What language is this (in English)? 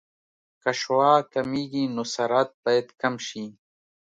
Pashto